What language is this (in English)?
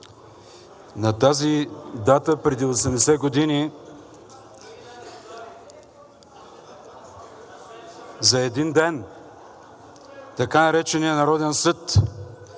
Bulgarian